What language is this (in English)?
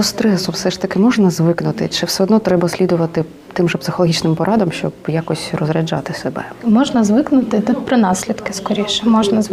Ukrainian